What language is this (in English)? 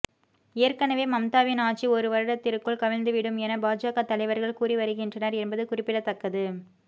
Tamil